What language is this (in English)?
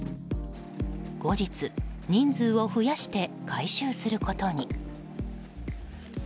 Japanese